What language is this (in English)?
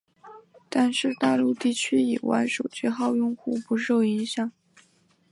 Chinese